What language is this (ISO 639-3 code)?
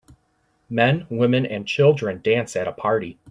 eng